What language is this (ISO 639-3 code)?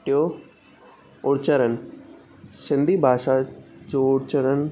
snd